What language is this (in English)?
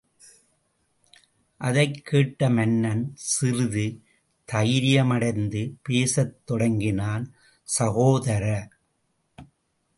Tamil